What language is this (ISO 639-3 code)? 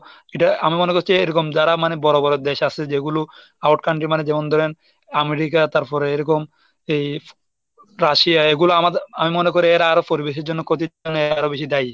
ben